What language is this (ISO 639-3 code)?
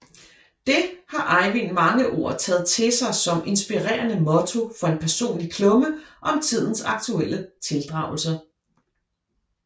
dan